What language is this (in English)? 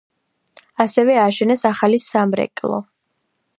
Georgian